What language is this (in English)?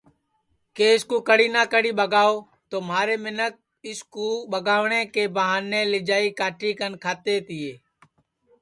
Sansi